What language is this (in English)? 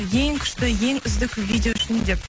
Kazakh